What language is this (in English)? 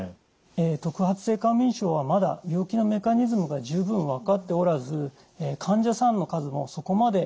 Japanese